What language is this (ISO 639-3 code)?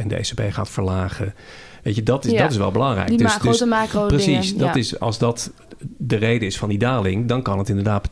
nld